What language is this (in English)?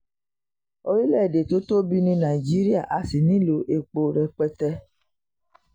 Yoruba